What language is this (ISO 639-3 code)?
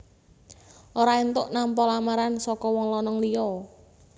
jav